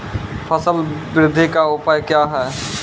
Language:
Maithili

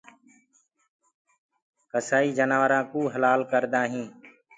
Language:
Gurgula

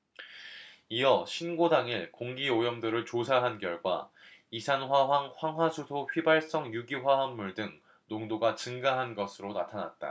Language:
Korean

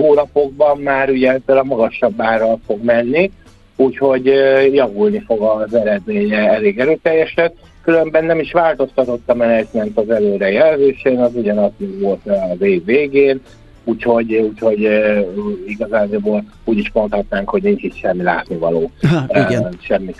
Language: Hungarian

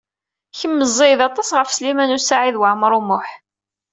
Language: Kabyle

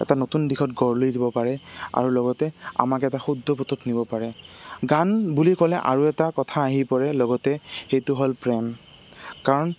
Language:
Assamese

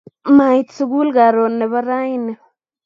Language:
Kalenjin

